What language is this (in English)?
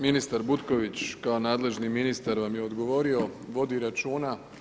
Croatian